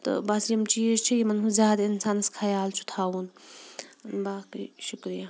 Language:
Kashmiri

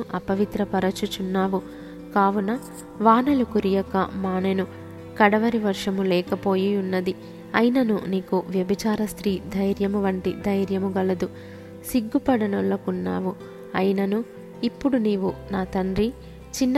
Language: Telugu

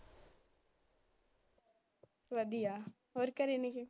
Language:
Punjabi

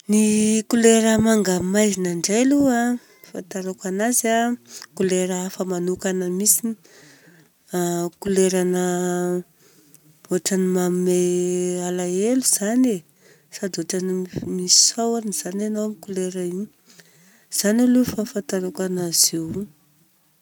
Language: Southern Betsimisaraka Malagasy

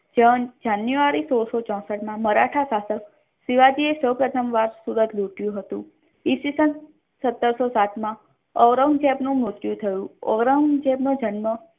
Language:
Gujarati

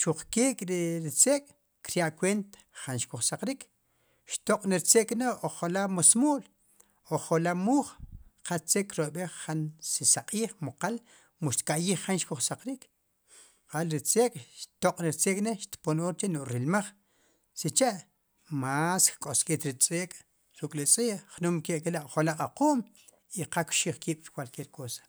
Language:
Sipacapense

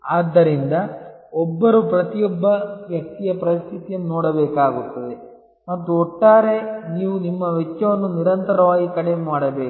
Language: Kannada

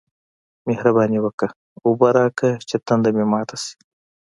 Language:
Pashto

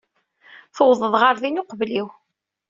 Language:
Kabyle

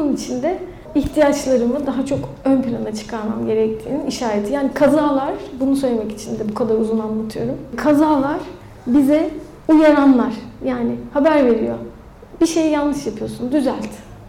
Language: Turkish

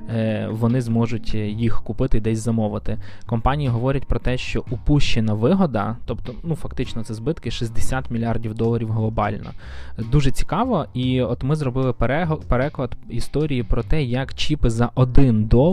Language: Ukrainian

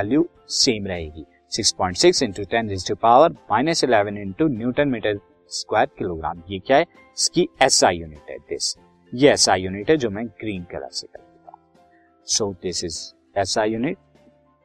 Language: Hindi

